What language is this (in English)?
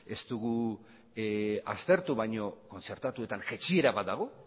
Basque